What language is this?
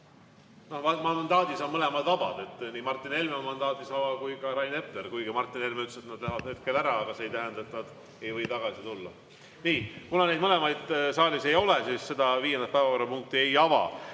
Estonian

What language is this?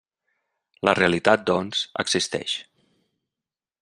Catalan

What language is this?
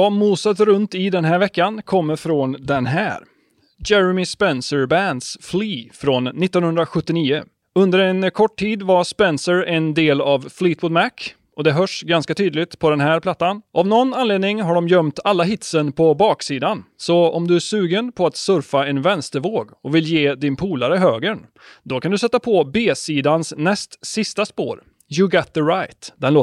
Swedish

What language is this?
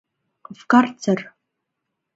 Mari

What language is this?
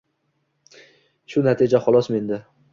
Uzbek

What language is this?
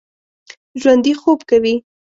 Pashto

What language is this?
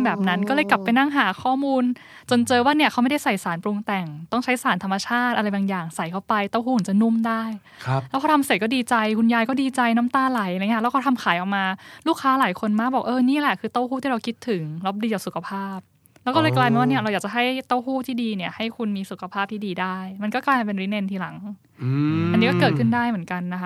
Thai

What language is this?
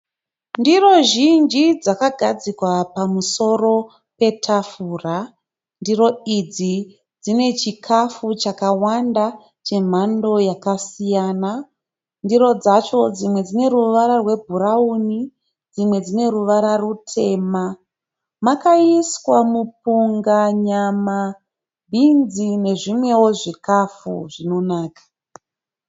Shona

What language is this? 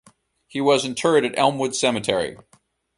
English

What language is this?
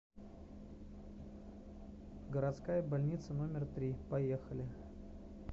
Russian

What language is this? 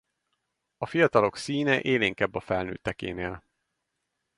Hungarian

